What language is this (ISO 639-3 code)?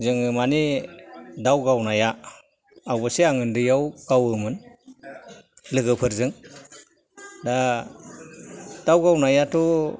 brx